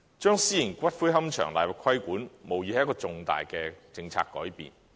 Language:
Cantonese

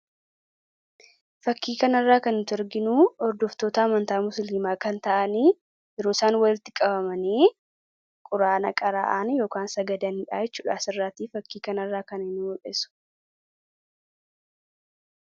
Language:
Oromo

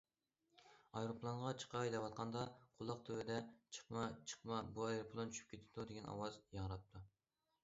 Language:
Uyghur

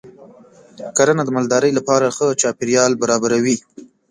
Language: Pashto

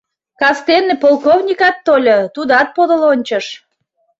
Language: Mari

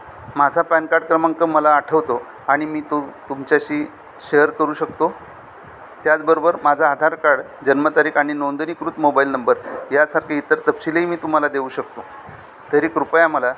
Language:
Marathi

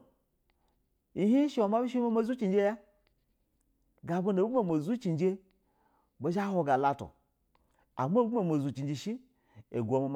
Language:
Basa (Nigeria)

